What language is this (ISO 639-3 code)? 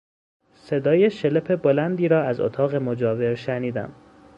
fas